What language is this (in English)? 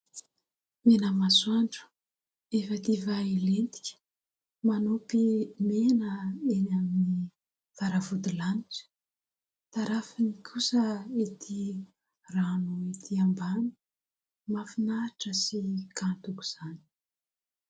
Malagasy